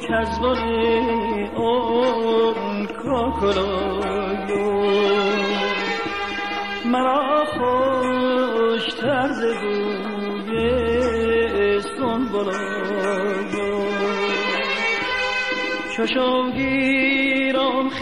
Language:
Persian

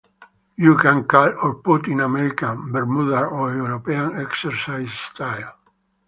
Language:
English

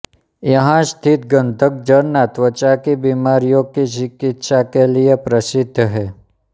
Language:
Hindi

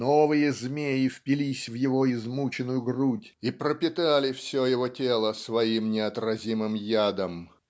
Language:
Russian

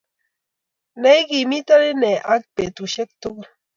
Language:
Kalenjin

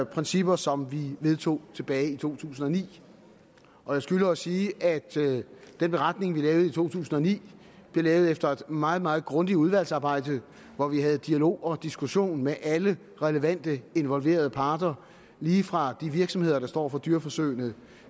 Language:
Danish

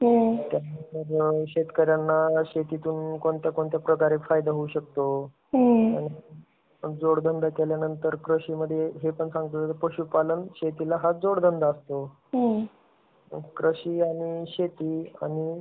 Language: Marathi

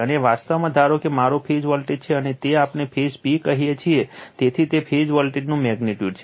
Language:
Gujarati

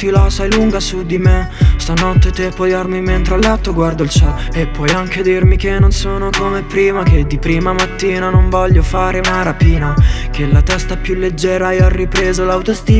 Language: Italian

